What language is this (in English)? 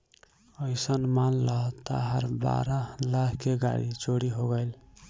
Bhojpuri